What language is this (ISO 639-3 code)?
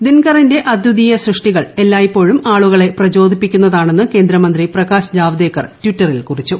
mal